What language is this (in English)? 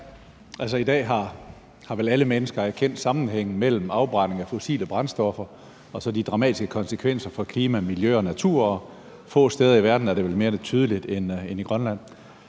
Danish